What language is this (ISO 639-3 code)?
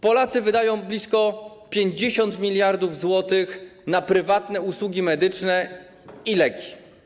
pol